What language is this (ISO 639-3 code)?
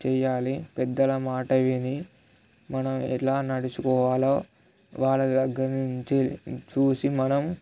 tel